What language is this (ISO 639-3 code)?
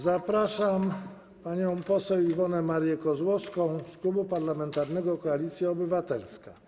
pol